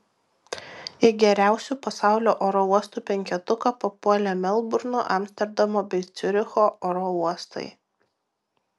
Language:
Lithuanian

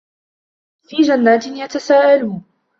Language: Arabic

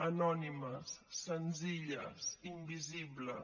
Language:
Catalan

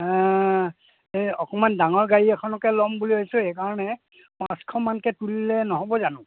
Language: Assamese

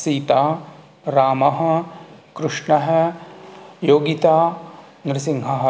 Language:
Sanskrit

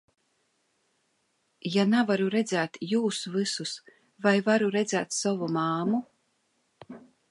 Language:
Latvian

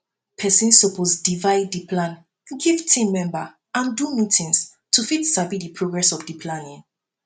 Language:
Nigerian Pidgin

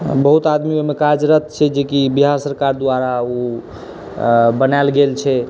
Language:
Maithili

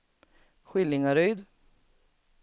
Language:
Swedish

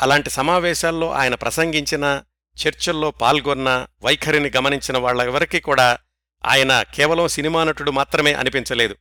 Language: Telugu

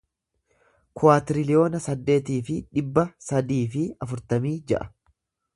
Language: Oromo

